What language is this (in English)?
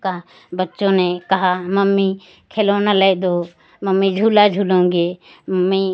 Hindi